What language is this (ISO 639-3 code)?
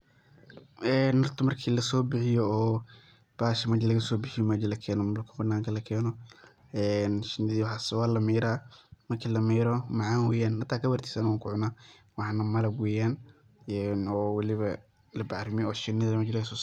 som